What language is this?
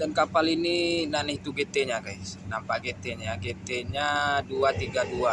Indonesian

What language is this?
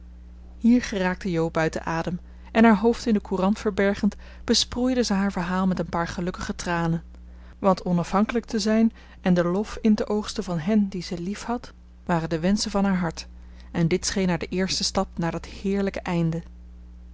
Dutch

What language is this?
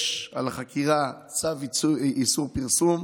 Hebrew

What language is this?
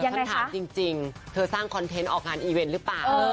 Thai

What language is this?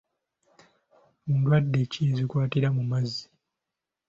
Ganda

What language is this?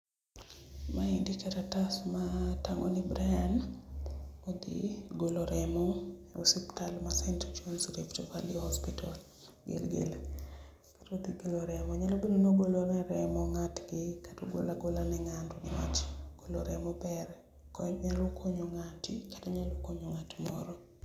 Luo (Kenya and Tanzania)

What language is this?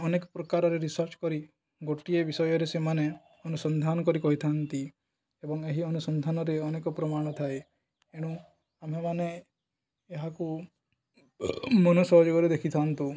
Odia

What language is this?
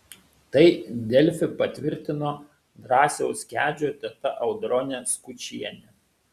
Lithuanian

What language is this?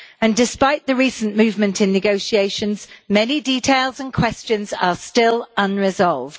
English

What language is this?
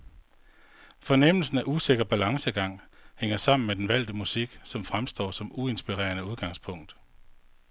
Danish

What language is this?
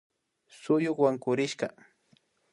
Imbabura Highland Quichua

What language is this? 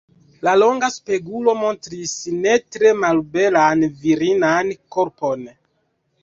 Esperanto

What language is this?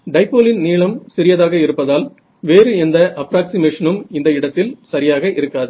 Tamil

